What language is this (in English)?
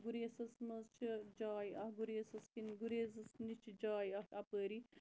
Kashmiri